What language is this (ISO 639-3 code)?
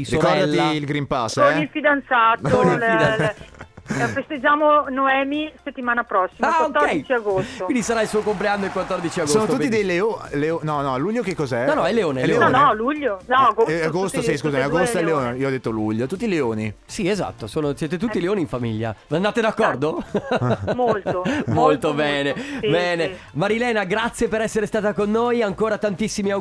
ita